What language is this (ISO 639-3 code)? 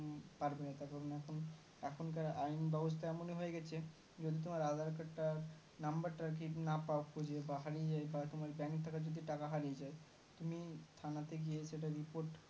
ben